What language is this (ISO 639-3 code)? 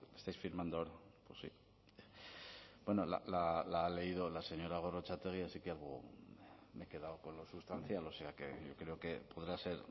spa